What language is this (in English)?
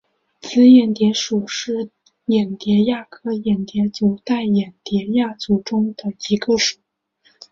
Chinese